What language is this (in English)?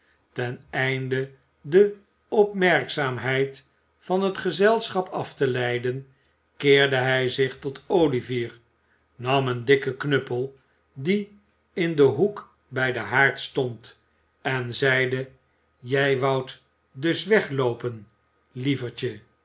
Dutch